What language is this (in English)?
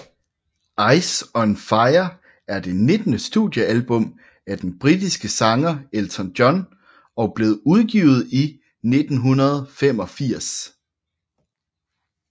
Danish